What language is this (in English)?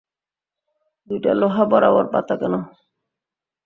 Bangla